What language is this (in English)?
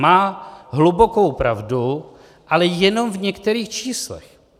Czech